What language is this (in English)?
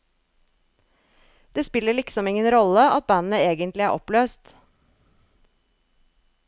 Norwegian